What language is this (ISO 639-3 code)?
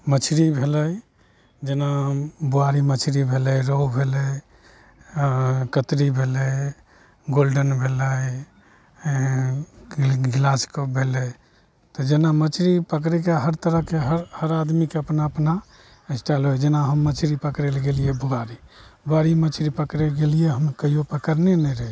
mai